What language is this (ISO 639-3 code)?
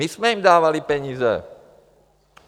ces